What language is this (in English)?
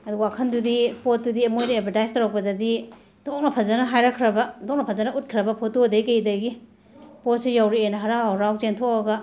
Manipuri